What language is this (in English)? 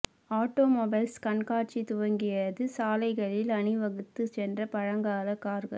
Tamil